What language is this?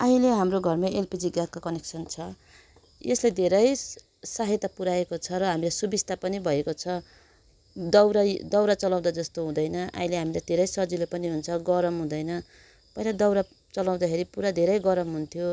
Nepali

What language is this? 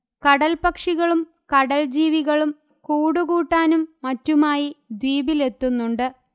Malayalam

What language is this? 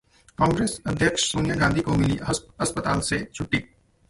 Hindi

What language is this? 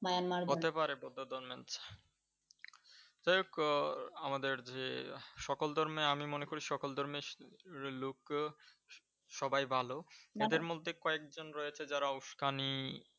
Bangla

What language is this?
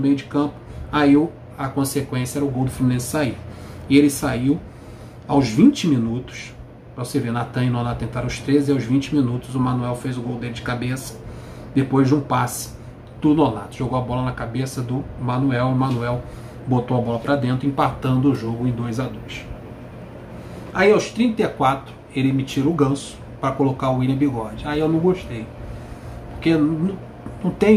Portuguese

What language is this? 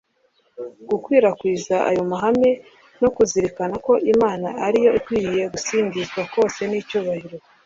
Kinyarwanda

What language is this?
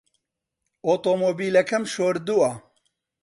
Central Kurdish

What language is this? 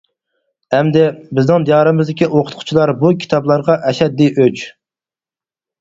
Uyghur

